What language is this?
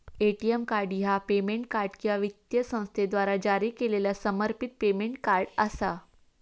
Marathi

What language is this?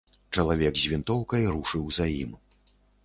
Belarusian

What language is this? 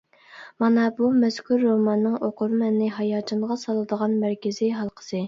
Uyghur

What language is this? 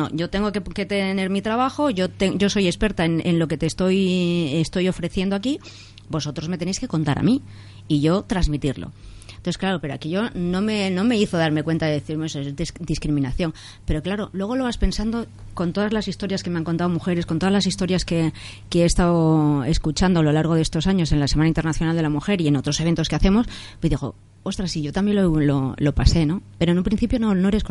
Spanish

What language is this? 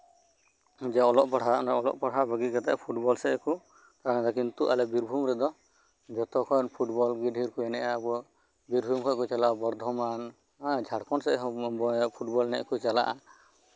Santali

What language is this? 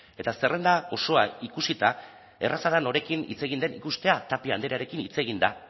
Basque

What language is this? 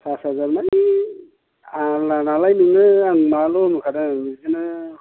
Bodo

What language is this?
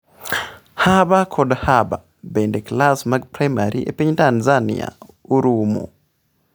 Luo (Kenya and Tanzania)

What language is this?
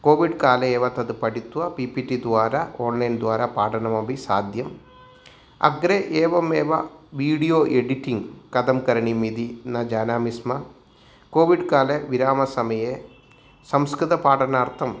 Sanskrit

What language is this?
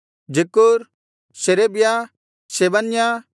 Kannada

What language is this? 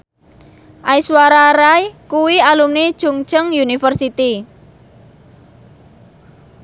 Javanese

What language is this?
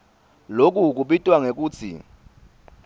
Swati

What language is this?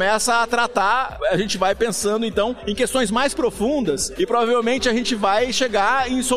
Portuguese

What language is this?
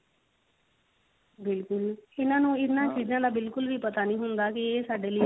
Punjabi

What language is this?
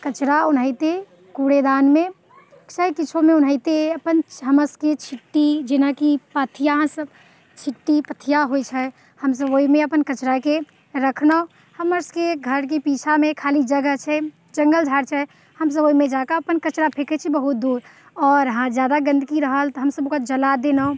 Maithili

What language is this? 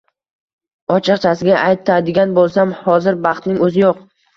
Uzbek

